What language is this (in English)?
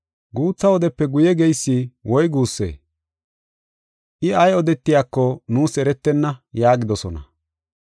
Gofa